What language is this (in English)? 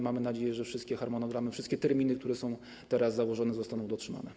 Polish